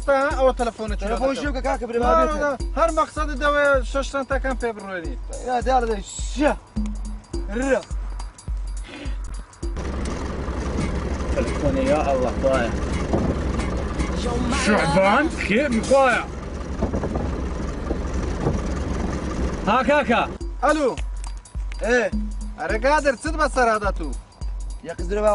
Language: Arabic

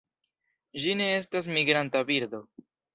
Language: Esperanto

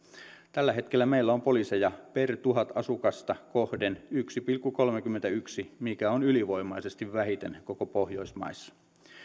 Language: Finnish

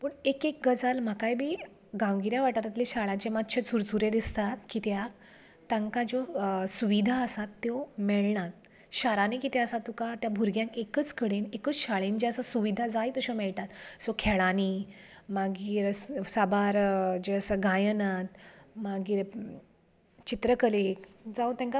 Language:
Konkani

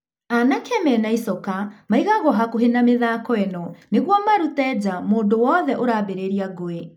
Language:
Kikuyu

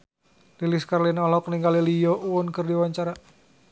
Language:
Sundanese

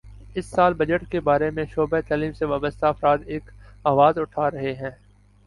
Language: Urdu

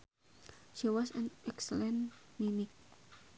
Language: Sundanese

